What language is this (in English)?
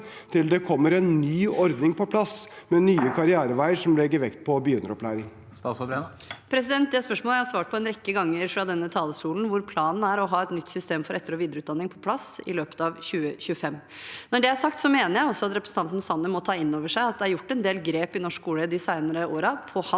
Norwegian